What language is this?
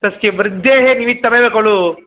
Sanskrit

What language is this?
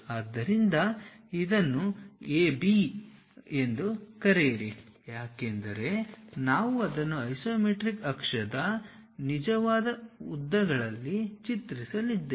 Kannada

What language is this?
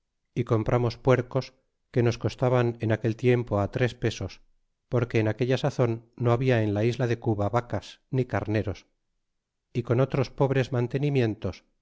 Spanish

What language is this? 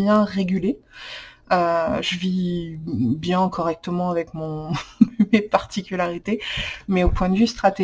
French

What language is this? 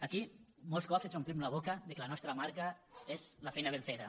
Catalan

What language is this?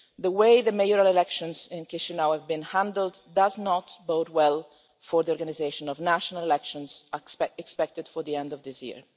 English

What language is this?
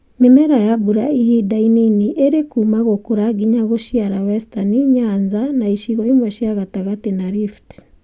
Kikuyu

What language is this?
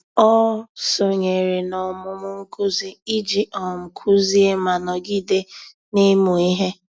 Igbo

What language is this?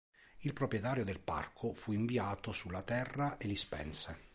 Italian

